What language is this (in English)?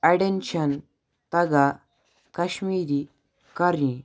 Kashmiri